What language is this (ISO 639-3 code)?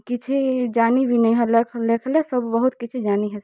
ori